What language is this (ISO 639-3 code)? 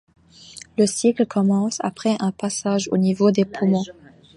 fra